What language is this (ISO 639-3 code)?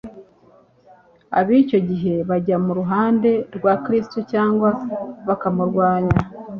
kin